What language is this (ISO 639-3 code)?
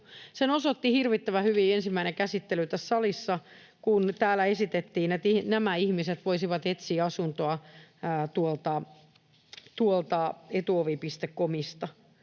fin